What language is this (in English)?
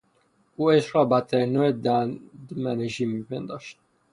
Persian